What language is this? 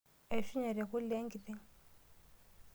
Masai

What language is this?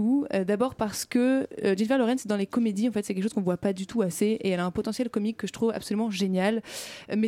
French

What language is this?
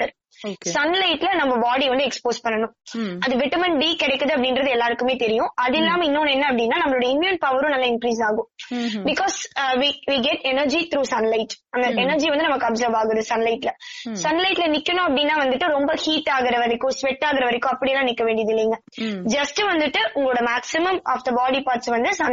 Tamil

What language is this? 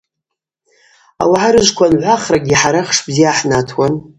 Abaza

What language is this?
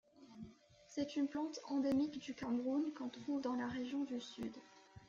French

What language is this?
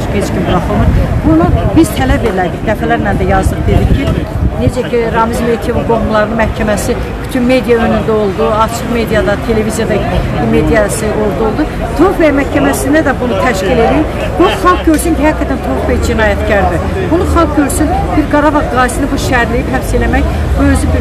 Turkish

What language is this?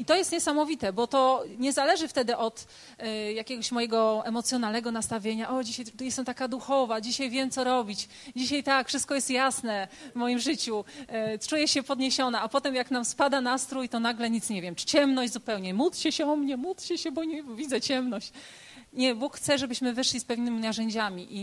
Polish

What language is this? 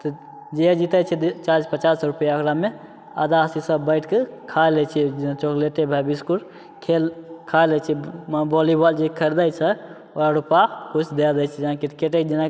Maithili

